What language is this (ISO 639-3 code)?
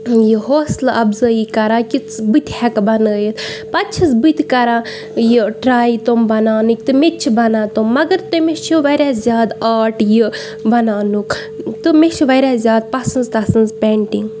kas